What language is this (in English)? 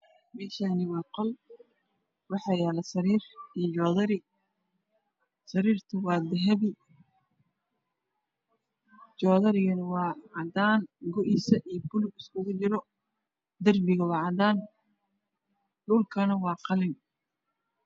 Somali